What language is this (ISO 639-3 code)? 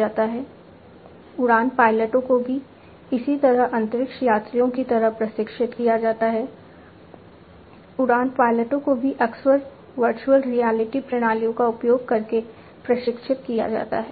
hin